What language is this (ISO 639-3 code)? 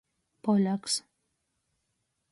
ltg